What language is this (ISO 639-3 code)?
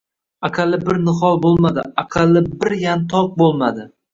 uzb